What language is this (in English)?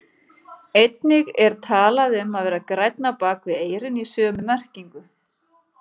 Icelandic